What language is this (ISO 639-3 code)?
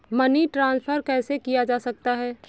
hin